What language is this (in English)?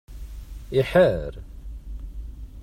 Kabyle